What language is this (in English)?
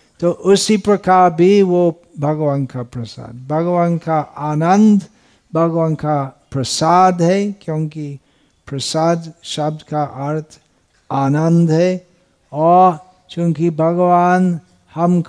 Hindi